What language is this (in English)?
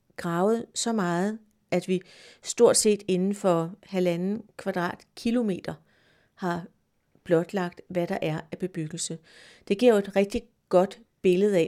Danish